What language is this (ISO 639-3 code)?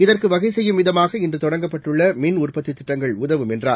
tam